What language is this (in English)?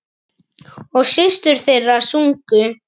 Icelandic